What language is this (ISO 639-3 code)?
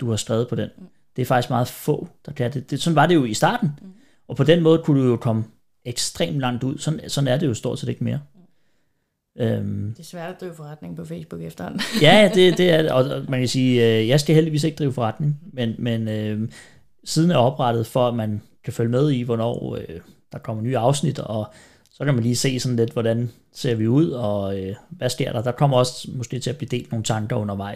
dan